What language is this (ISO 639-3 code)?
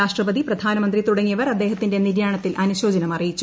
mal